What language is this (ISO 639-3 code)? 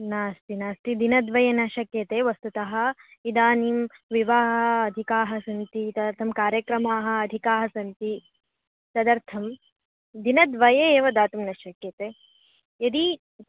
san